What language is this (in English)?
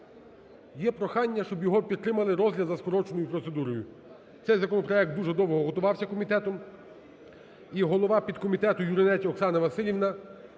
Ukrainian